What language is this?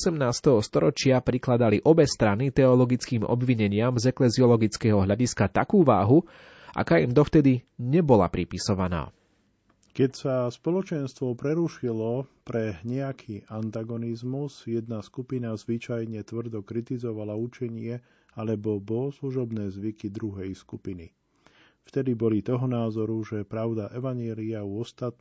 Slovak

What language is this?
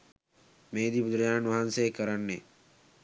Sinhala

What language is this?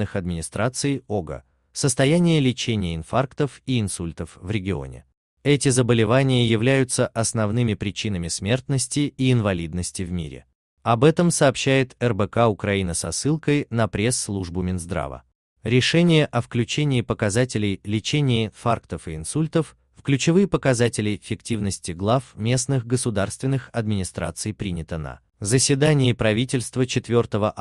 Russian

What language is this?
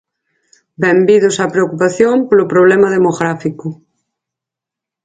Galician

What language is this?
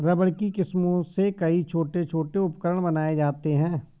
Hindi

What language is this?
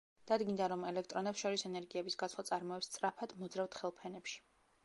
Georgian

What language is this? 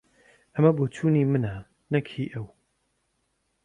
Central Kurdish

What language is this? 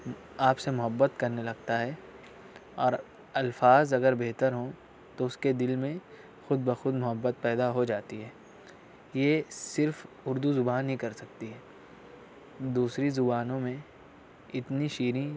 Urdu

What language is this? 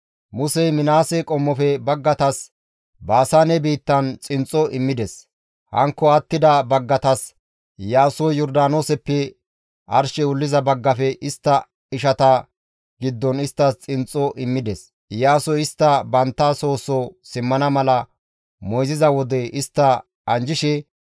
Gamo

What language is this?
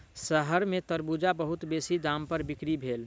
Maithili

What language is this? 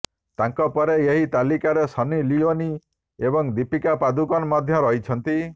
Odia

